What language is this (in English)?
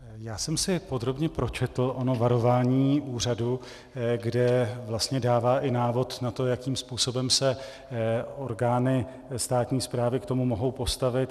Czech